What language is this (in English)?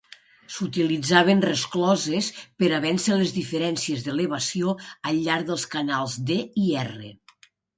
Catalan